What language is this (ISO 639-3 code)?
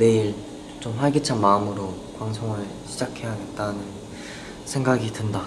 kor